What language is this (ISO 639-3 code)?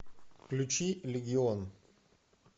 rus